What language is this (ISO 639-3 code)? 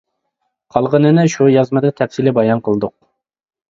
uig